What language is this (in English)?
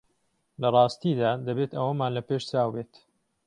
Central Kurdish